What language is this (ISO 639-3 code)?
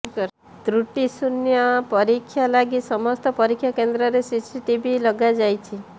ori